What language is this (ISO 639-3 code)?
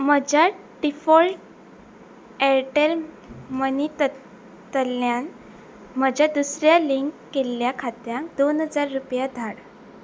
kok